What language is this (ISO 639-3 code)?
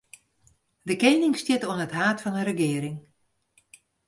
fry